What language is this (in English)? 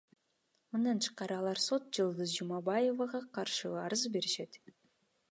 Kyrgyz